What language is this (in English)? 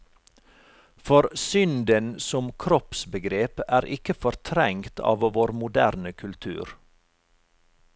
Norwegian